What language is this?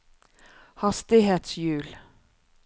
Norwegian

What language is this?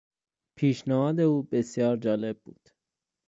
Persian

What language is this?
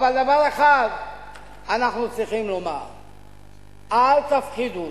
Hebrew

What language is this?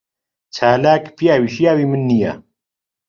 Central Kurdish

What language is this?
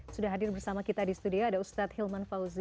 Indonesian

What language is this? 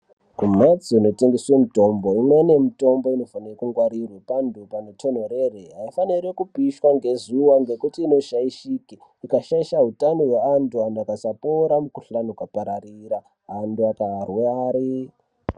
Ndau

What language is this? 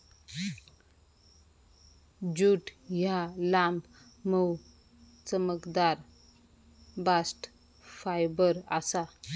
Marathi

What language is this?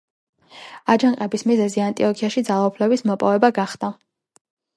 Georgian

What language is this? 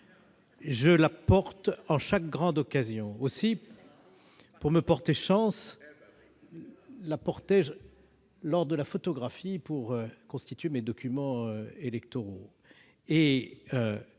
French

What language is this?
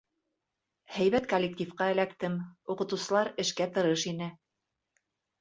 Bashkir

